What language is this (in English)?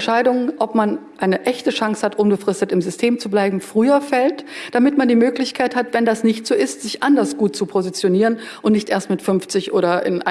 German